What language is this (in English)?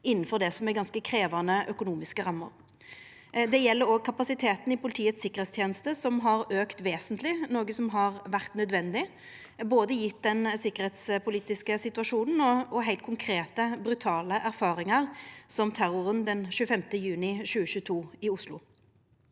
Norwegian